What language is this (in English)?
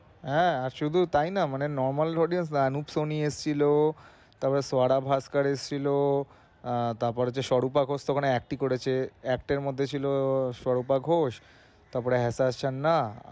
Bangla